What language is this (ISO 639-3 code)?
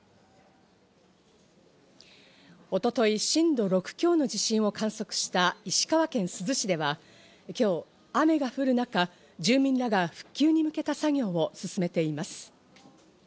jpn